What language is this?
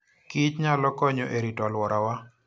Luo (Kenya and Tanzania)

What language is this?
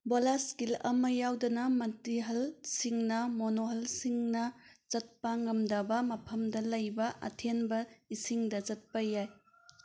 Manipuri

